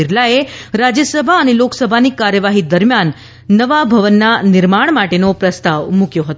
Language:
Gujarati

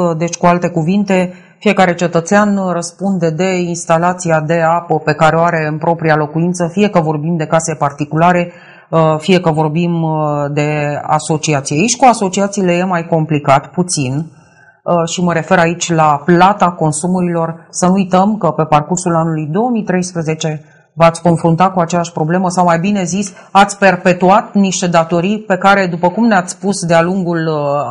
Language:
Romanian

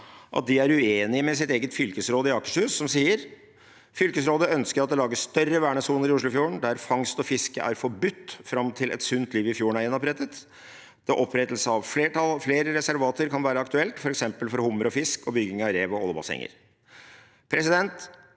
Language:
Norwegian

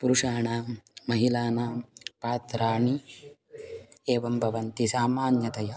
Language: Sanskrit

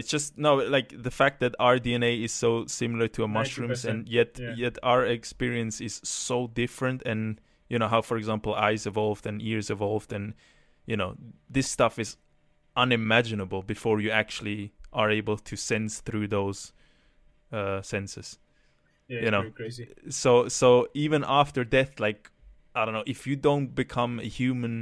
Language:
English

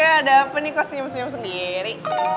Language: Indonesian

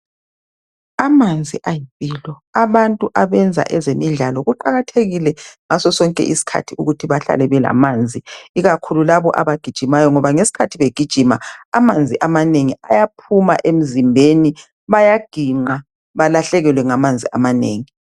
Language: North Ndebele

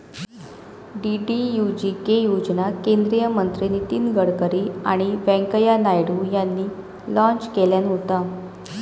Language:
Marathi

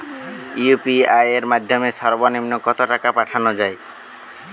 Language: Bangla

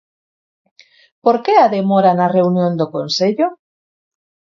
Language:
Galician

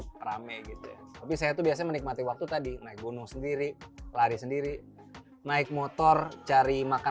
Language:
Indonesian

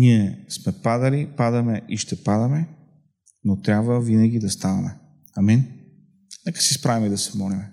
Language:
Bulgarian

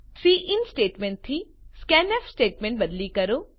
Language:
Gujarati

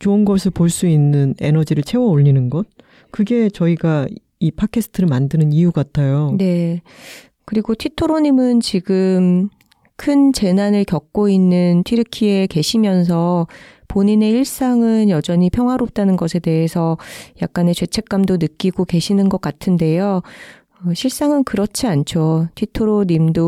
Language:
Korean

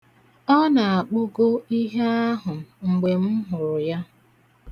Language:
Igbo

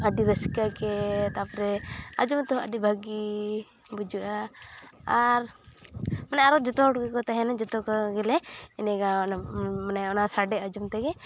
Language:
Santali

